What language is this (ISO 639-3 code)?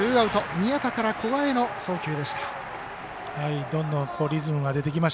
jpn